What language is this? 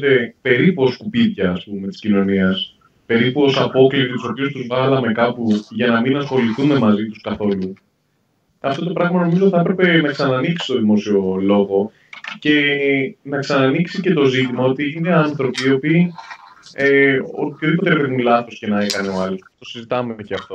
Greek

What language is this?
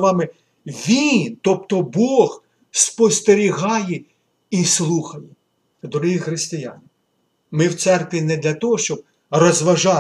Ukrainian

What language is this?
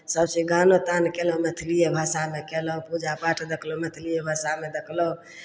Maithili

